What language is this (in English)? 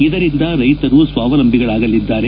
Kannada